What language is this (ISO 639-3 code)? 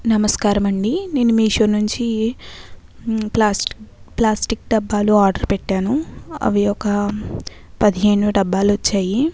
tel